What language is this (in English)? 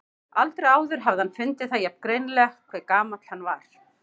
Icelandic